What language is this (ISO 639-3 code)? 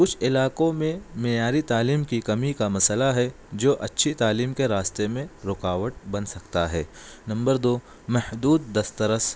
urd